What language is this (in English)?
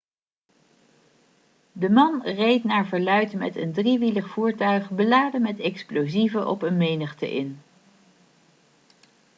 Dutch